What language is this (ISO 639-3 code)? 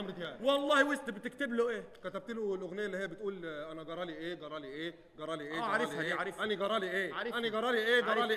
ara